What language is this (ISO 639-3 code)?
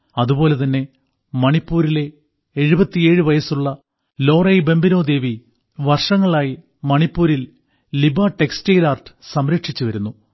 mal